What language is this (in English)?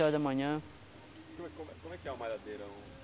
Portuguese